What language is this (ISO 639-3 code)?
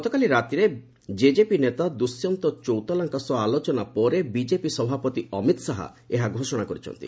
ori